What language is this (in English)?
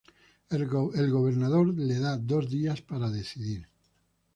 Spanish